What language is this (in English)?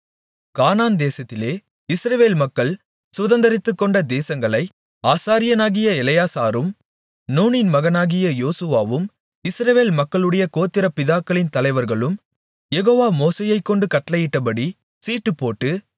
Tamil